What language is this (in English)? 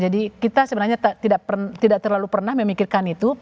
Indonesian